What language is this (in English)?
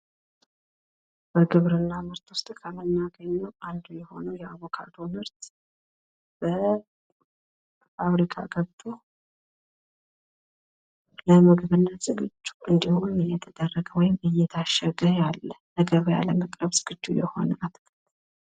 Amharic